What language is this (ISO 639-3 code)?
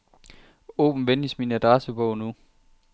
dan